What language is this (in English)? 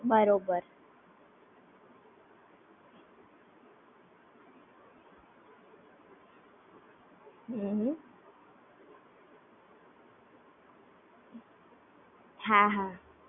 Gujarati